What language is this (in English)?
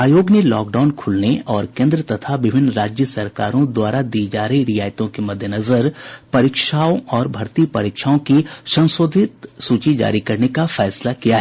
Hindi